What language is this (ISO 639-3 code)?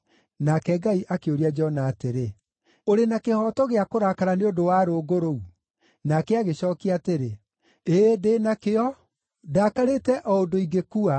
kik